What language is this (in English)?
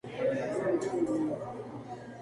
Spanish